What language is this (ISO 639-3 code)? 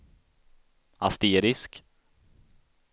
swe